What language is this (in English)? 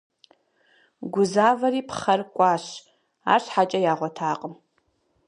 Kabardian